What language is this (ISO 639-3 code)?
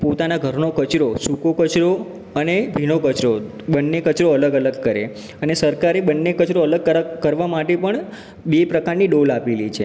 guj